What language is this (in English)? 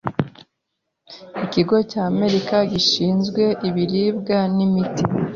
Kinyarwanda